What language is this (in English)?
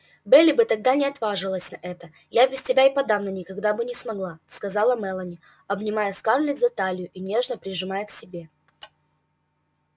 Russian